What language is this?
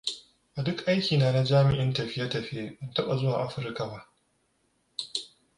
Hausa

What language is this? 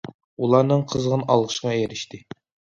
Uyghur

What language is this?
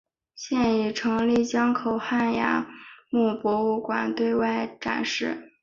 Chinese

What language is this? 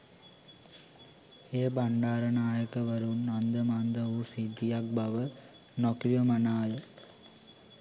Sinhala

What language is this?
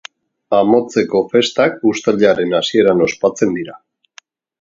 Basque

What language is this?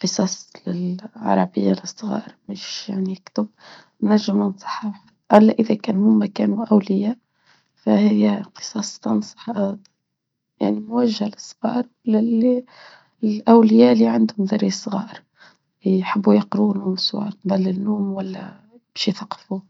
Tunisian Arabic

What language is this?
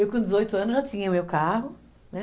Portuguese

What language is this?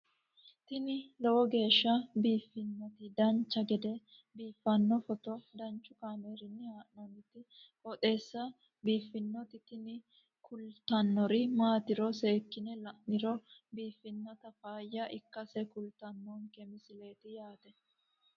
Sidamo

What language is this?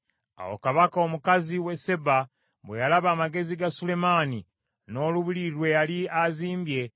Ganda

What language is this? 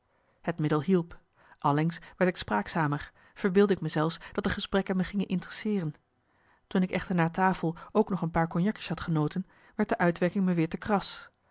Dutch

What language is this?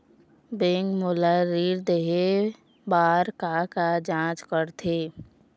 Chhattisgarhi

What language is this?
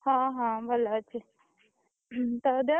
Odia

